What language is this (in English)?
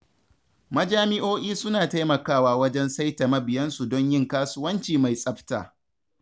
Hausa